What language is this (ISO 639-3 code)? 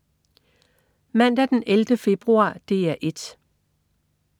dan